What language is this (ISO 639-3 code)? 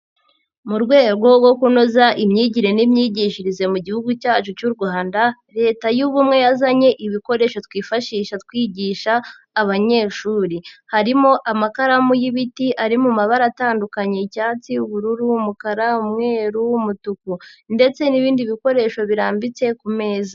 kin